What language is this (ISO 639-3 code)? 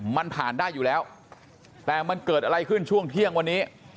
tha